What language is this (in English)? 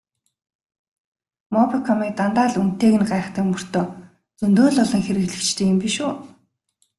Mongolian